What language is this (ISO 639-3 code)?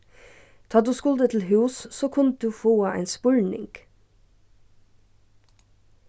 fao